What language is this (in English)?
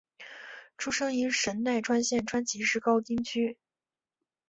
Chinese